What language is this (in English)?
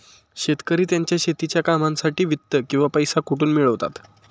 Marathi